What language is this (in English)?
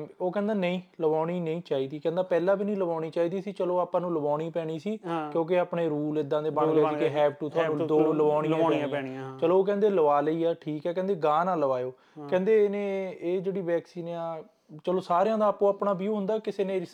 Punjabi